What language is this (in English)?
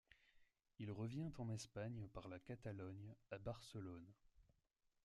French